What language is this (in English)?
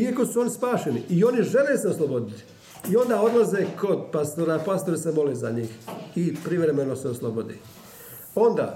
Croatian